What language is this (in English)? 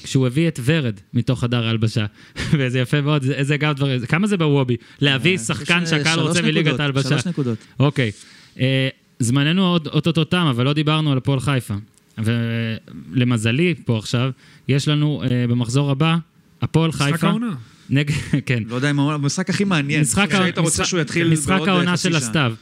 Hebrew